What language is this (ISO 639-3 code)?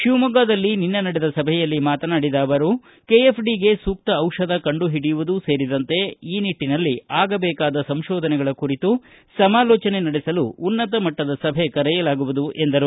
kan